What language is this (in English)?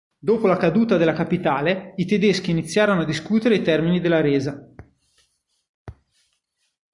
Italian